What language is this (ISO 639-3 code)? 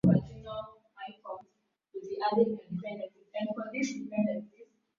swa